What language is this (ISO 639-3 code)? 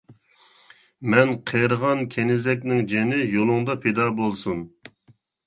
uig